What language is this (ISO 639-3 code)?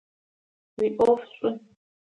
ady